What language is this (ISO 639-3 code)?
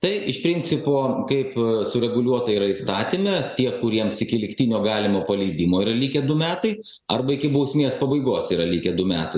lit